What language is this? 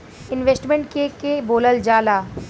Bhojpuri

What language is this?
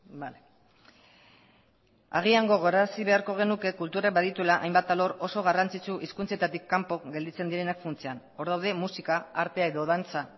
Basque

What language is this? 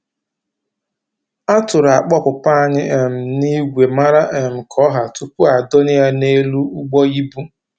Igbo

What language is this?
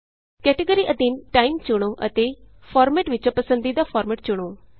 Punjabi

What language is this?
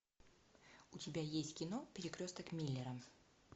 Russian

